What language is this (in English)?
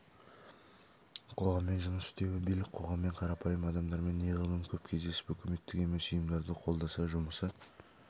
Kazakh